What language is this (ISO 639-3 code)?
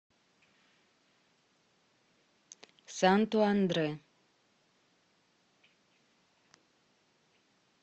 rus